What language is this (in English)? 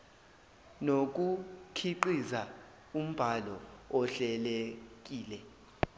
Zulu